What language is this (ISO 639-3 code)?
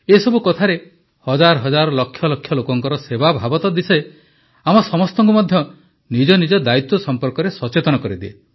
ori